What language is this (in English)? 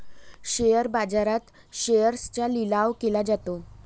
Marathi